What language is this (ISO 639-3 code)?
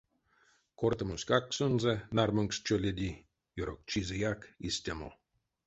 myv